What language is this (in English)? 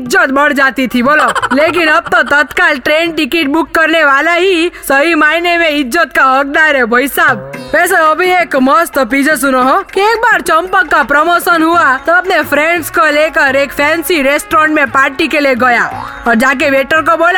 Hindi